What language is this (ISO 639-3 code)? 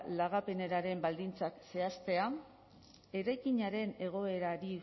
eus